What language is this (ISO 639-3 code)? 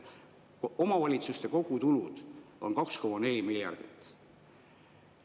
est